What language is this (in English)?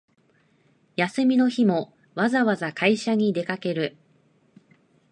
Japanese